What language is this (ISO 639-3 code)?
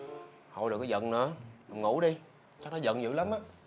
vie